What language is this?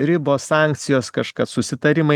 Lithuanian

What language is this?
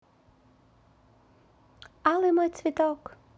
Russian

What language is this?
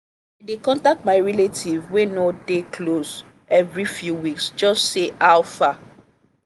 Nigerian Pidgin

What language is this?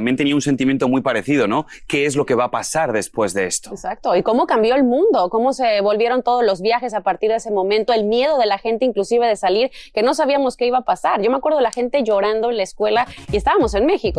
Spanish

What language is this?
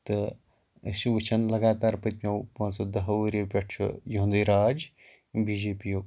Kashmiri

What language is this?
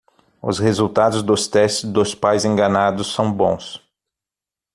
Portuguese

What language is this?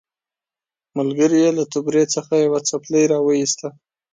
Pashto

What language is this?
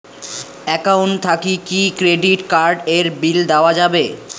Bangla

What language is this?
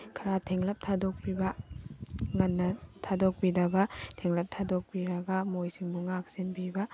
Manipuri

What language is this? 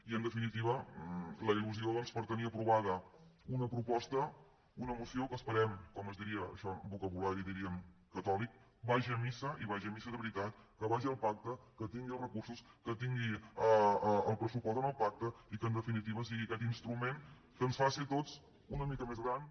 Catalan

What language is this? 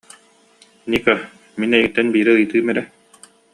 Yakut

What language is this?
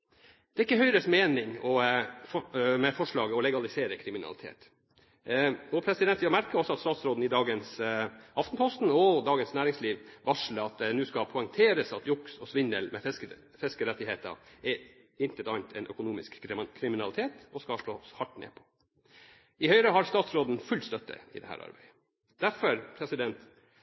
Norwegian Bokmål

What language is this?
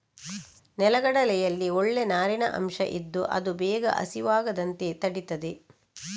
Kannada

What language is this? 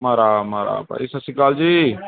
Punjabi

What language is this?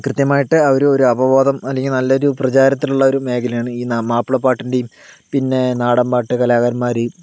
Malayalam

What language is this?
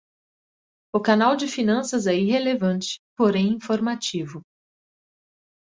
Portuguese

